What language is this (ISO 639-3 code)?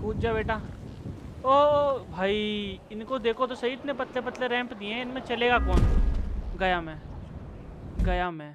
hin